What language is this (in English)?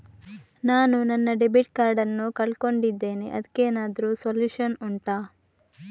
Kannada